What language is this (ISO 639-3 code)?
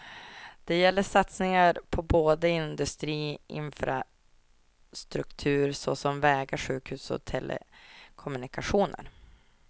swe